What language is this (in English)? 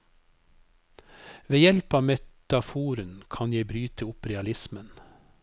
Norwegian